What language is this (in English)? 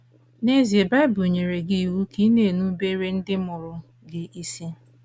Igbo